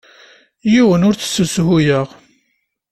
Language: Kabyle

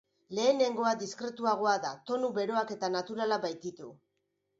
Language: Basque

